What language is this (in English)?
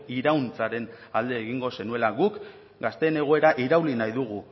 Basque